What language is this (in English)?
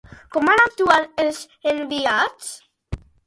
Catalan